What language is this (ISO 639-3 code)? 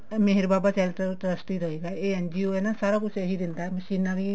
pan